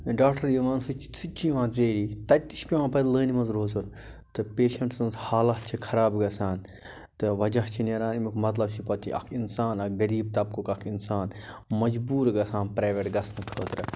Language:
Kashmiri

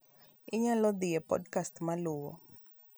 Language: Luo (Kenya and Tanzania)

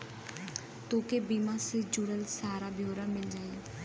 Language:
Bhojpuri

